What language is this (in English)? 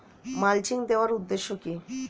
Bangla